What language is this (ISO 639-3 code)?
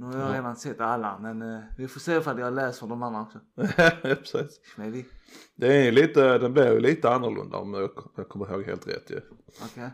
swe